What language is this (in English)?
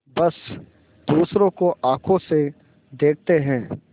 Hindi